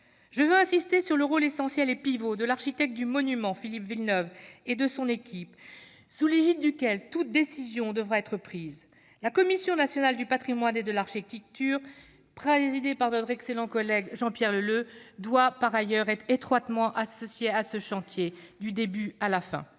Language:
French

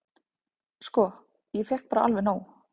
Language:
Icelandic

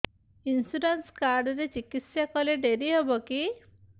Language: Odia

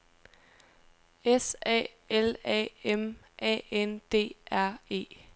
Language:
Danish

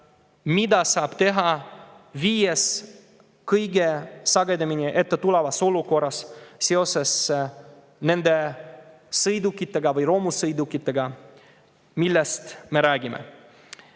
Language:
Estonian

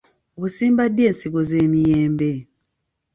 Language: Ganda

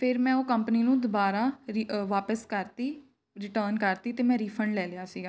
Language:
Punjabi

